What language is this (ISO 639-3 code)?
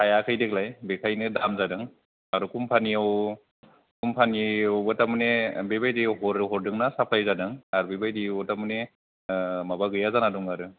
brx